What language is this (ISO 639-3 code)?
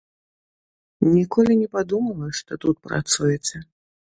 bel